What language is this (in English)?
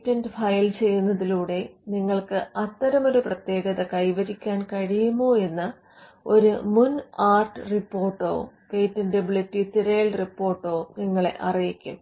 Malayalam